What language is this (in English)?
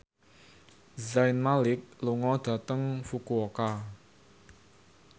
Javanese